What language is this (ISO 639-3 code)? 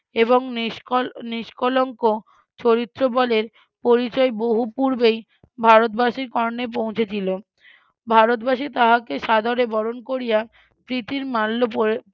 ben